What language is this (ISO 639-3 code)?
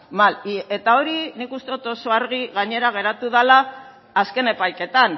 eus